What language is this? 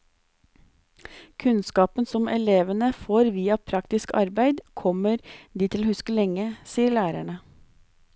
Norwegian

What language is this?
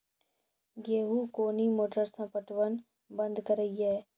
Maithili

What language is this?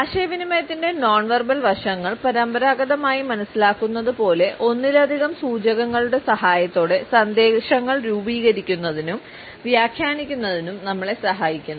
Malayalam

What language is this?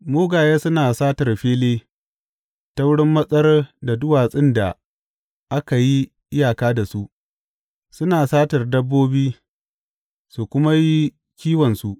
Hausa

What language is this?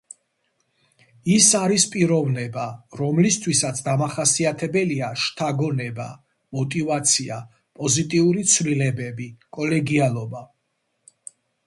Georgian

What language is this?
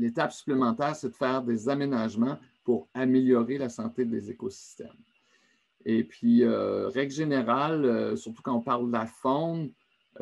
French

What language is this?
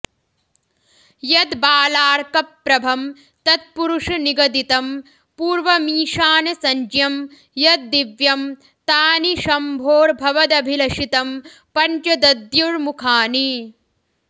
Sanskrit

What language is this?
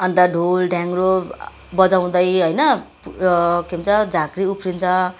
Nepali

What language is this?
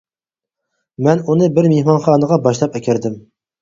Uyghur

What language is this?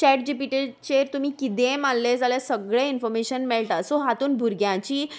Konkani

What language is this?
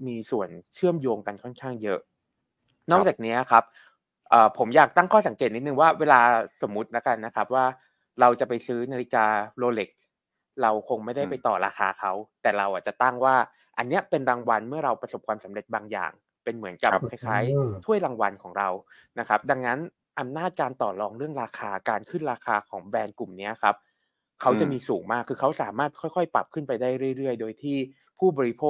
Thai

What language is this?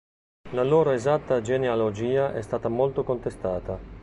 Italian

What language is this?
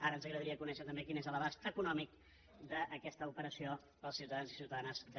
Catalan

